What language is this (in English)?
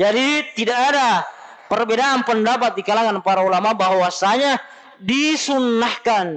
Indonesian